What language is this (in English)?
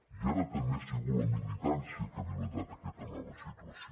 Catalan